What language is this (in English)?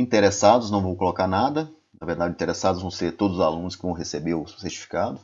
Portuguese